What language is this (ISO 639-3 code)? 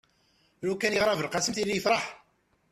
kab